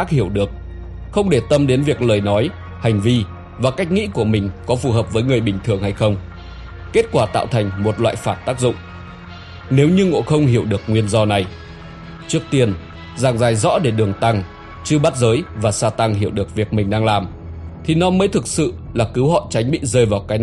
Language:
Vietnamese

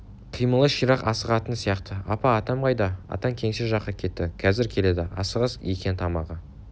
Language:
Kazakh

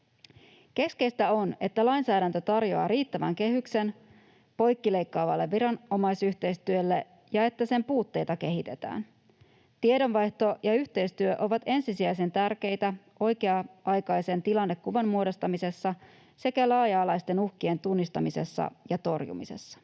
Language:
Finnish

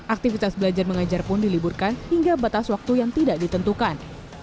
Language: Indonesian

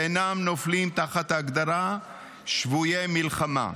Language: Hebrew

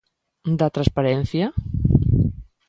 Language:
Galician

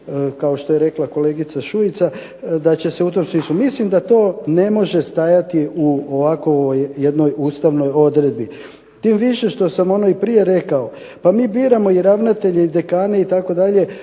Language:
Croatian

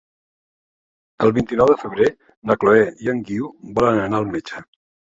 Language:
Catalan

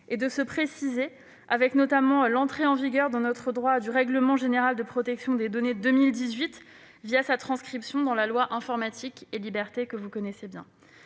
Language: French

